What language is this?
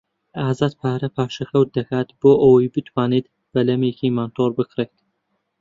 Central Kurdish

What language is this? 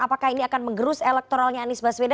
Indonesian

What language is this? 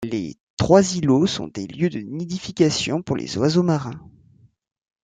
French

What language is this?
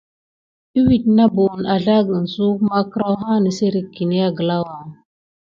Gidar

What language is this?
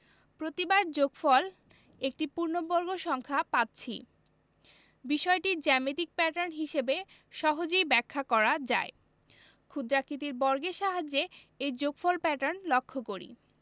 Bangla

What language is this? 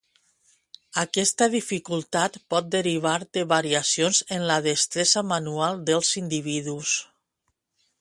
Catalan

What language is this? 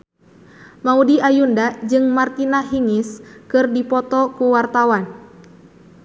Sundanese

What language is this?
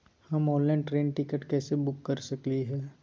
Magahi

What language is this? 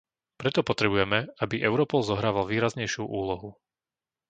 Slovak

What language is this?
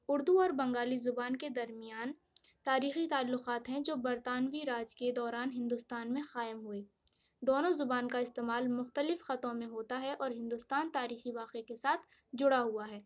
Urdu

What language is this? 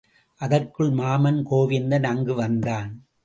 Tamil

